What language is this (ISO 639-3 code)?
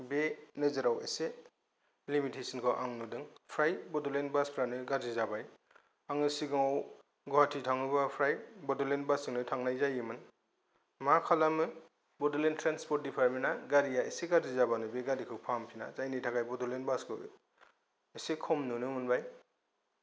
brx